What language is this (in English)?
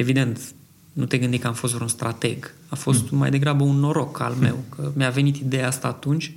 Romanian